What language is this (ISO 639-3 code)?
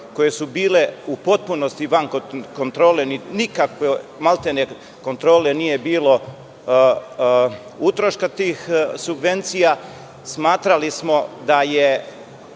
srp